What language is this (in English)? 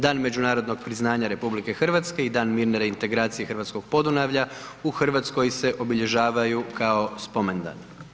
Croatian